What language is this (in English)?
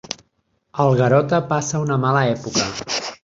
Catalan